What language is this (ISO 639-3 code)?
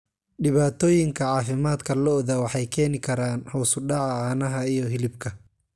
som